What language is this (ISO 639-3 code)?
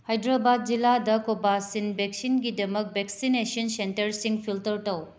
mni